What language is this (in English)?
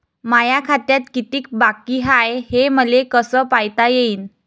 Marathi